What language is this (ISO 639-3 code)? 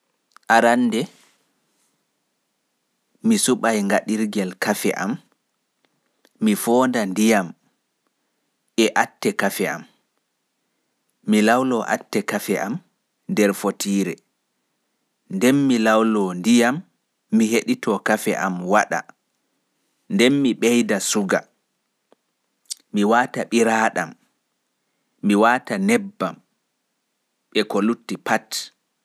ful